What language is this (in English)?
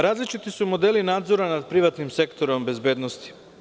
Serbian